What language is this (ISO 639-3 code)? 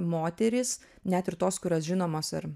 lit